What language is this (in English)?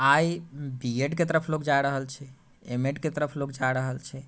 Maithili